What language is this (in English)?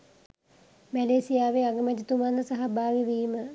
Sinhala